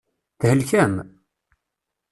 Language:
Kabyle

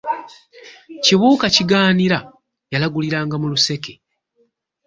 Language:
Ganda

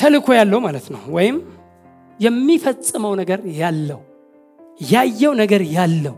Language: Amharic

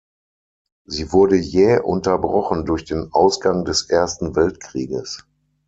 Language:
German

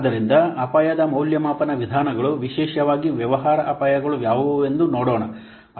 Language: Kannada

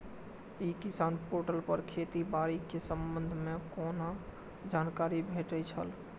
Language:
Maithili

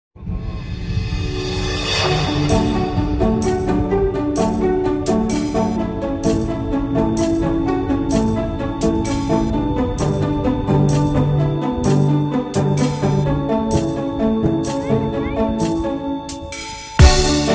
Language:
Korean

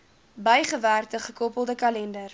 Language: Afrikaans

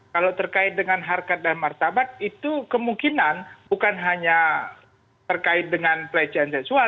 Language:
Indonesian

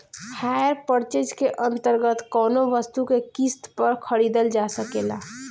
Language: Bhojpuri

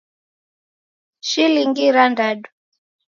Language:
Taita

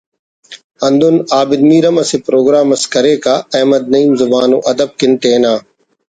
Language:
Brahui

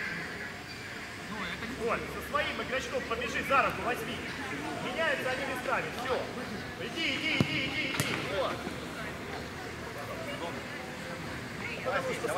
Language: Russian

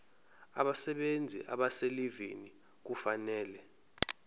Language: Zulu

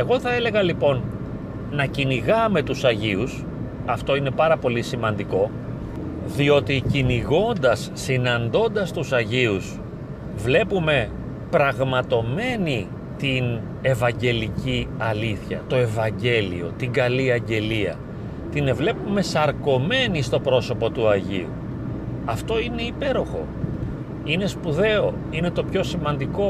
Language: Greek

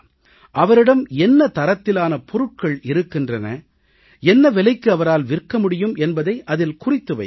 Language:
Tamil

